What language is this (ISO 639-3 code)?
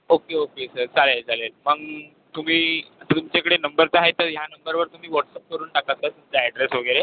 mar